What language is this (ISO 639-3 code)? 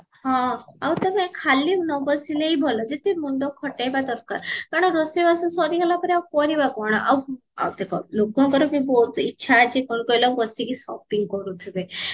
ori